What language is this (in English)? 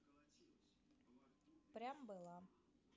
Russian